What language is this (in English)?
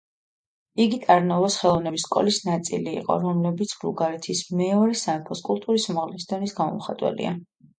Georgian